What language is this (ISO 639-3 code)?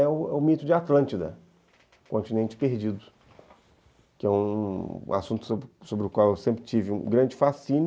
por